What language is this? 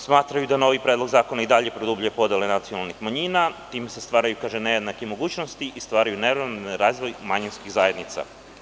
Serbian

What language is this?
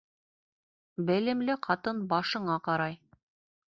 Bashkir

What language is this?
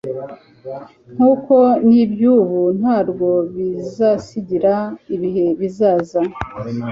Kinyarwanda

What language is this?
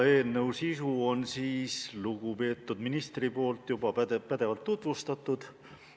Estonian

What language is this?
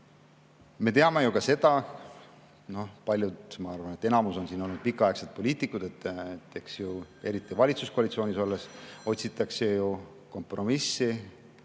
Estonian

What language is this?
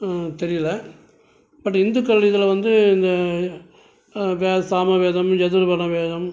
Tamil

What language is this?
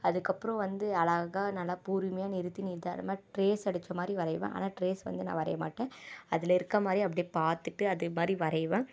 Tamil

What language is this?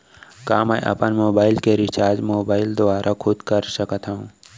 Chhattisgarhi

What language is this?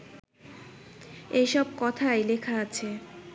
Bangla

